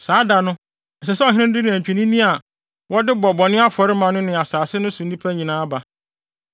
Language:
Akan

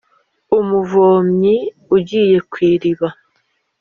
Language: Kinyarwanda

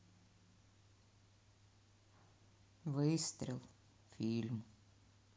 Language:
Russian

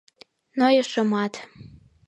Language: Mari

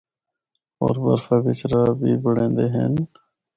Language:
Northern Hindko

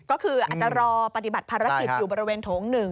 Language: Thai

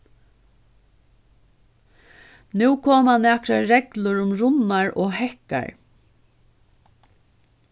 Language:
Faroese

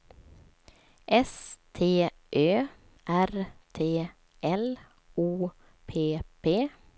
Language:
Swedish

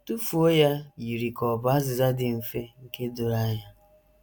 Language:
Igbo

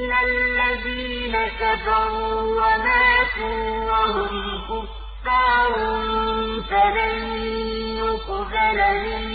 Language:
Arabic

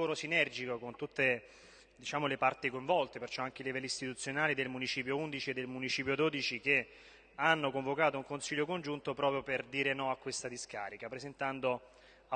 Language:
Italian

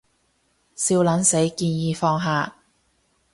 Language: Cantonese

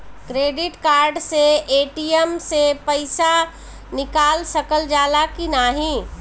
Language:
Bhojpuri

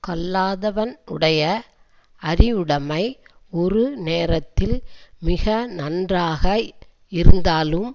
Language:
Tamil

